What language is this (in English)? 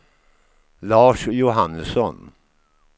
Swedish